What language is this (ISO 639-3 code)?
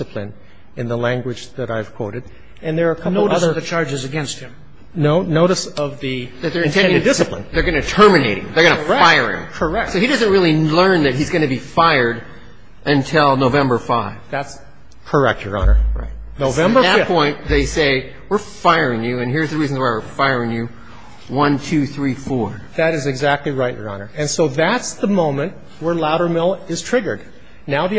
eng